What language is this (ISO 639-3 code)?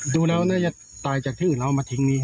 tha